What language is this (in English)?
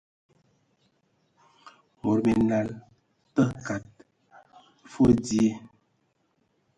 Ewondo